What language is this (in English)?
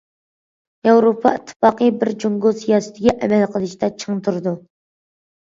Uyghur